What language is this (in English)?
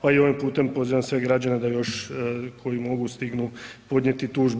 Croatian